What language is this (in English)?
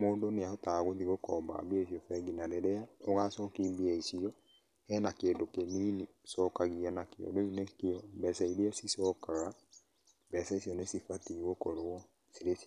Kikuyu